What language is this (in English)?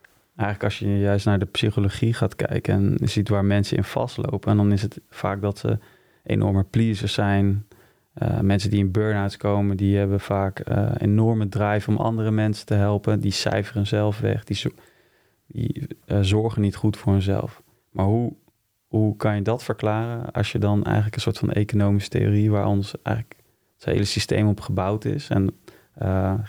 Dutch